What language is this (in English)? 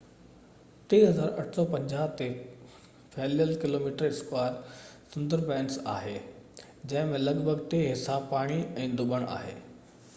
Sindhi